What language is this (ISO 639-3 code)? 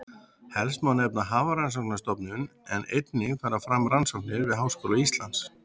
isl